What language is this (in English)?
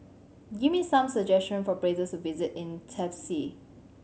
English